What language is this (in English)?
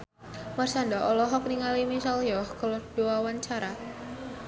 Sundanese